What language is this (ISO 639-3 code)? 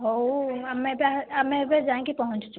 ori